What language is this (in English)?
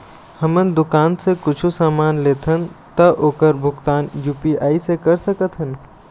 Chhattisgarhi